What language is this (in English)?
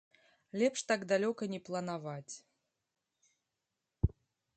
Belarusian